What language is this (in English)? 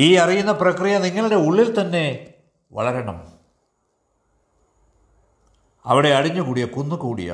Malayalam